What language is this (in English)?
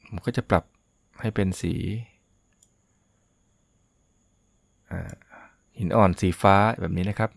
Thai